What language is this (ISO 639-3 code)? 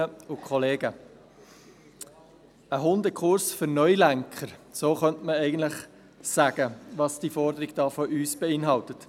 gsw